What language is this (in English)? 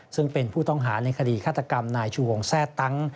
Thai